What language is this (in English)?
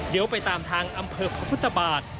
Thai